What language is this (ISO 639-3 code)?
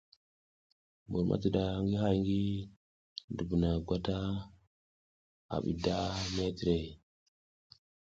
giz